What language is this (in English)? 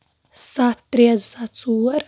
Kashmiri